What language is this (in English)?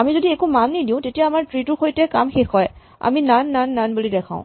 Assamese